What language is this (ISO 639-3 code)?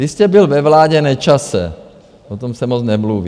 ces